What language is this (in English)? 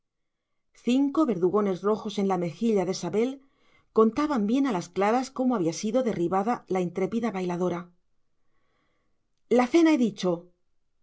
Spanish